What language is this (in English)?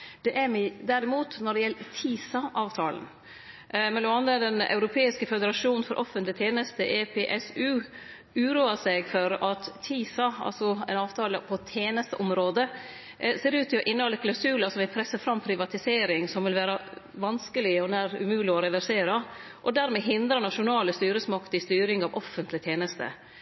Norwegian Nynorsk